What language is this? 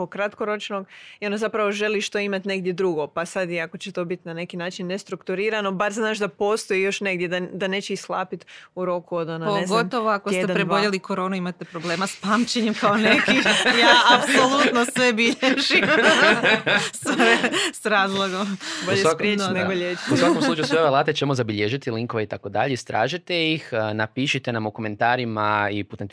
Croatian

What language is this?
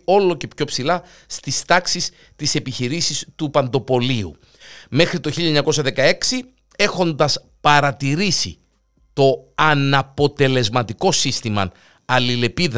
Greek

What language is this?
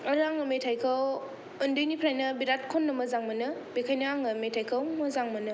Bodo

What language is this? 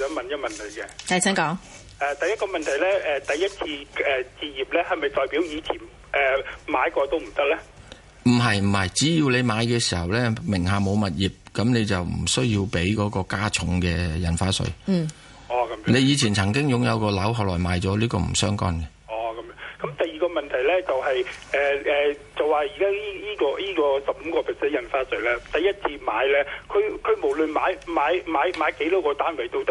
Chinese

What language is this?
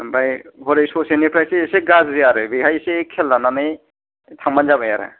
Bodo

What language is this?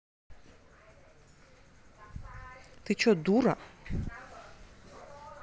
Russian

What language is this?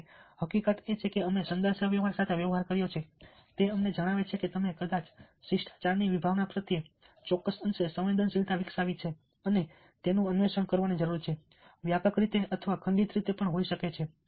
Gujarati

